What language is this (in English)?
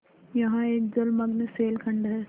Hindi